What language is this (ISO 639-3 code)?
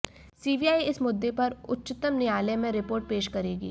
hin